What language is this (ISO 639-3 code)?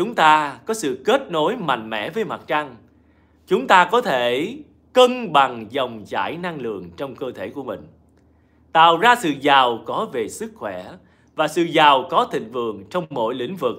vie